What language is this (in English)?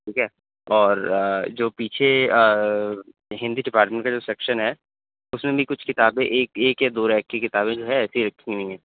Urdu